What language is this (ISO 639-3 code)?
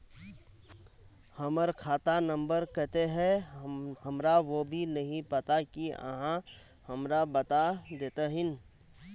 mag